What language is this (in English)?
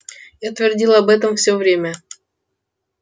Russian